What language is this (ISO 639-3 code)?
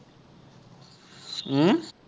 asm